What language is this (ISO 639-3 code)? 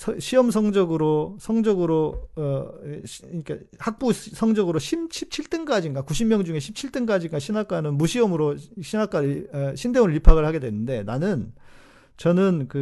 kor